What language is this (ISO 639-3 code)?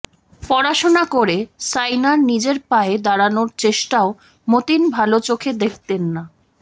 ben